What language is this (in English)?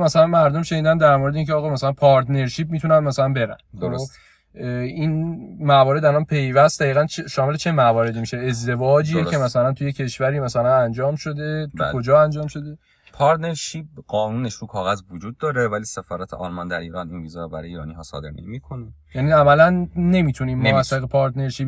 Persian